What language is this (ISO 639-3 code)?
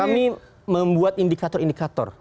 ind